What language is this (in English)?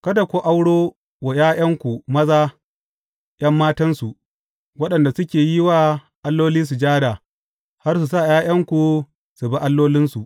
Hausa